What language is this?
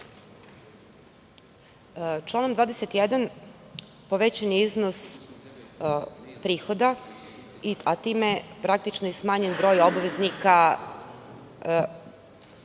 Serbian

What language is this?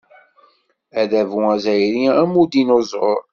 Kabyle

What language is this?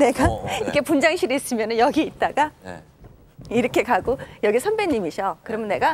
Korean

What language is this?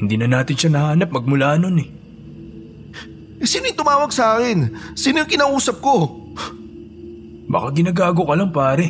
Filipino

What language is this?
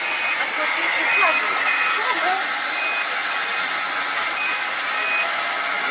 Bulgarian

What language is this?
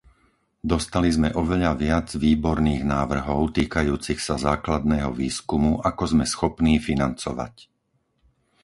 Slovak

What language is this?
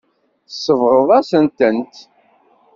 Kabyle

